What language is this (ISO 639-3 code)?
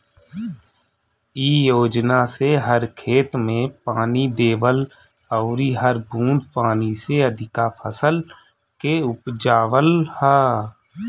bho